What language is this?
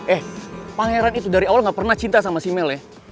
Indonesian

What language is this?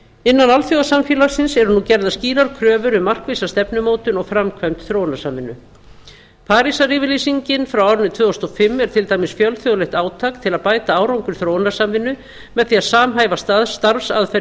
Icelandic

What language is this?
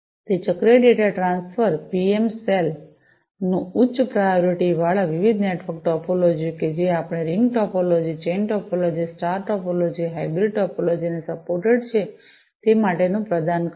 Gujarati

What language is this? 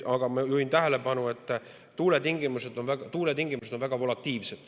Estonian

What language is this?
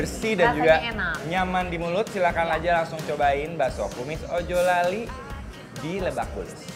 Indonesian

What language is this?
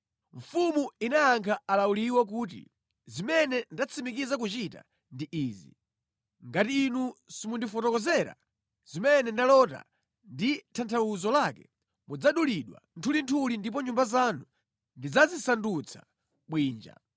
Nyanja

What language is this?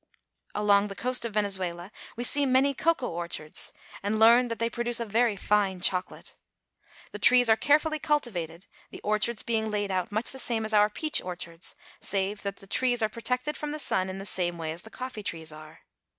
English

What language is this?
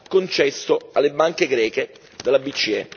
Italian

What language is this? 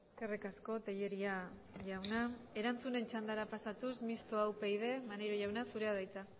Basque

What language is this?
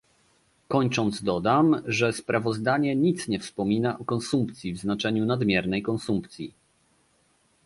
Polish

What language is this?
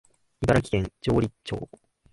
Japanese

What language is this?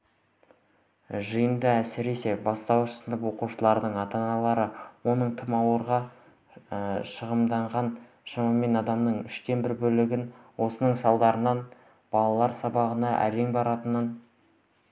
Kazakh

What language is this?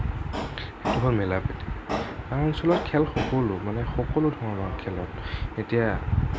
Assamese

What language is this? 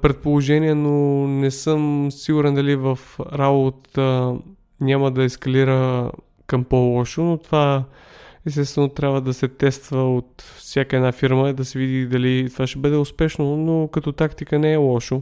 Bulgarian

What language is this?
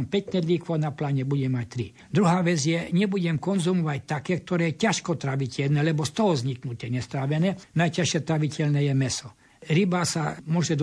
Slovak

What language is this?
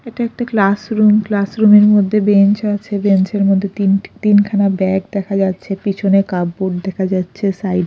Bangla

